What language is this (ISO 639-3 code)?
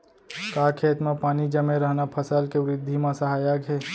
hne